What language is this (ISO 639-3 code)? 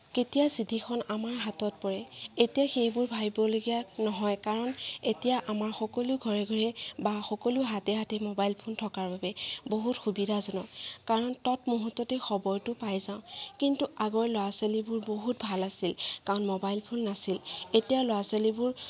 asm